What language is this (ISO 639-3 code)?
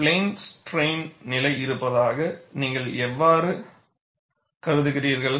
tam